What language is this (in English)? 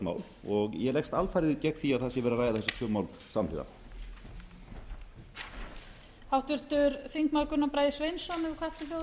Icelandic